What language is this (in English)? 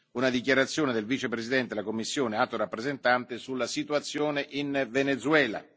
Italian